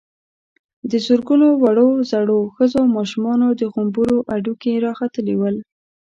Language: Pashto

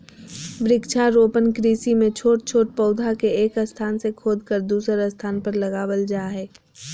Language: Magahi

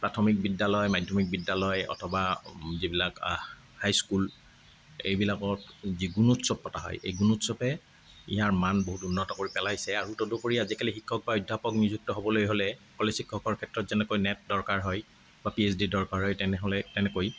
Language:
Assamese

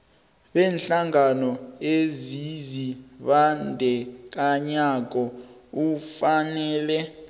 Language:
South Ndebele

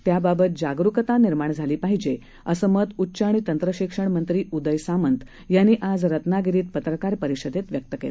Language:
Marathi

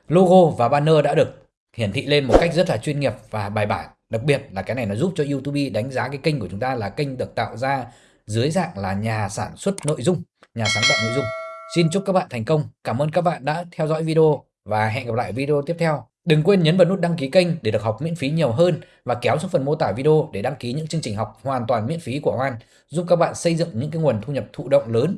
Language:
Vietnamese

